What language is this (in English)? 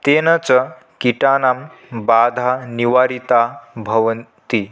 Sanskrit